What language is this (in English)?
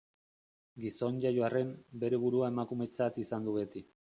Basque